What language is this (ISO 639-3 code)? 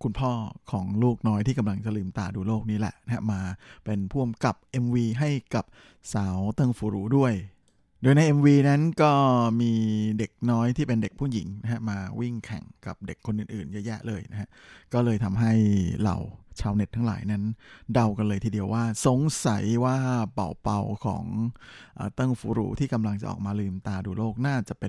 tha